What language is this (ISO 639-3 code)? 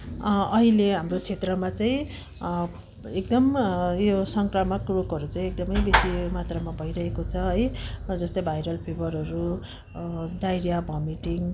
nep